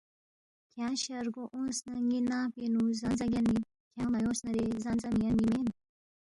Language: Balti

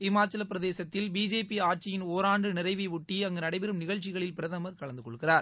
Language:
Tamil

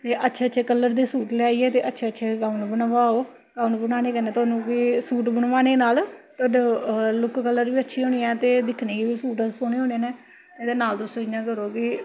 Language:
Dogri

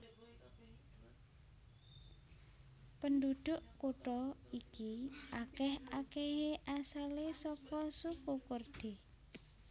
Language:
Javanese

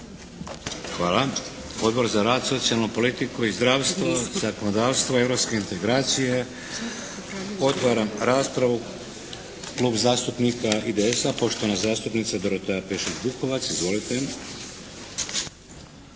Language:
Croatian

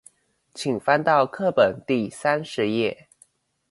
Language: Chinese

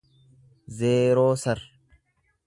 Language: Oromo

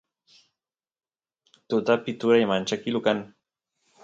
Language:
Santiago del Estero Quichua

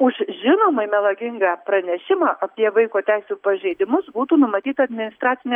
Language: Lithuanian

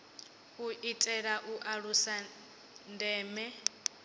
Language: Venda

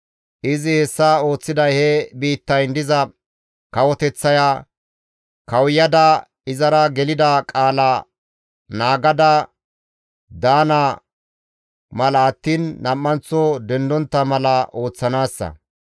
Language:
Gamo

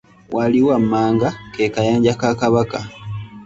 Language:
Ganda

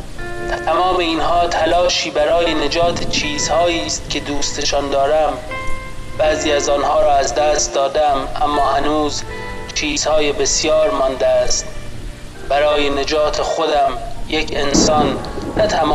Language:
Persian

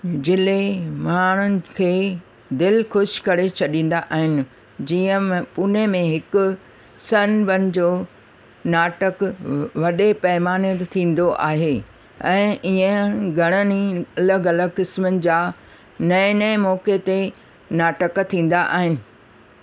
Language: Sindhi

